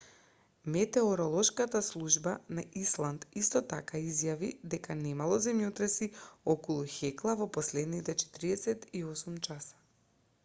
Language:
Macedonian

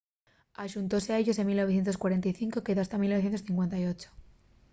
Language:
Asturian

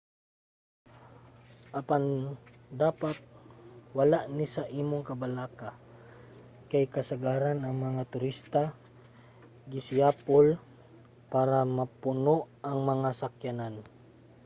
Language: Cebuano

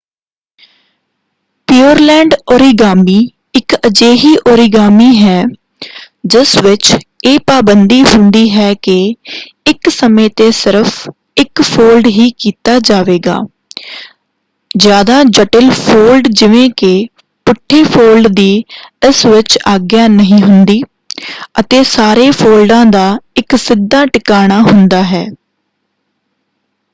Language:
Punjabi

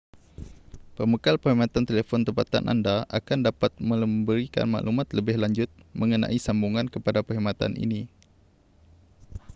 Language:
Malay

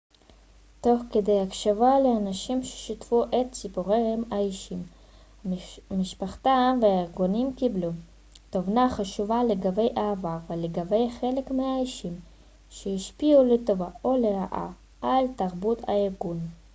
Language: Hebrew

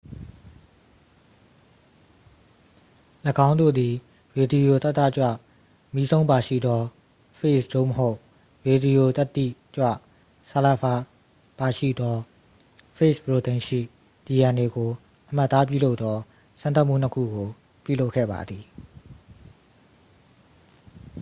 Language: Burmese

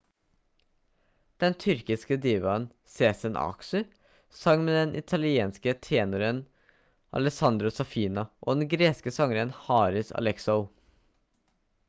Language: Norwegian Bokmål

